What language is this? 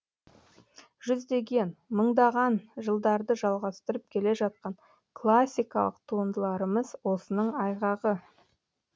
Kazakh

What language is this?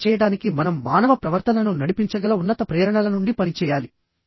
Telugu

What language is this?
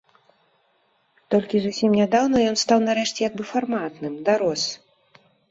Belarusian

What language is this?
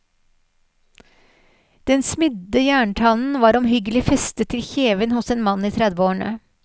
Norwegian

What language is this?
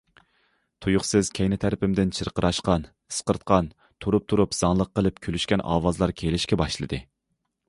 Uyghur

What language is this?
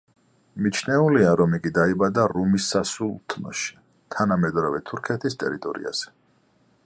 Georgian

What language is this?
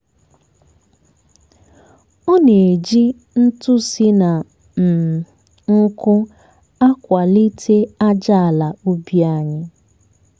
Igbo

